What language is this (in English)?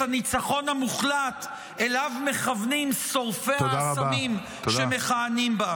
Hebrew